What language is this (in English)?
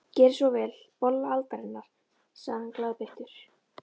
Icelandic